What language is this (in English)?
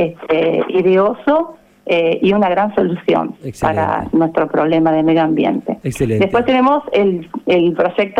Spanish